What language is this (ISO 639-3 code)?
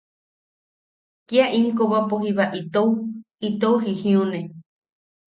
yaq